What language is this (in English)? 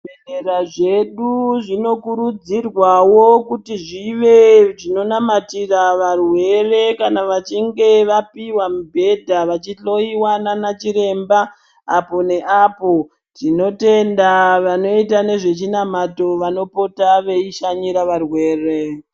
Ndau